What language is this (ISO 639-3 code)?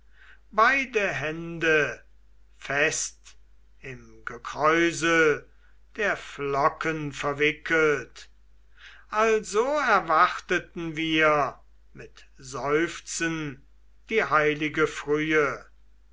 deu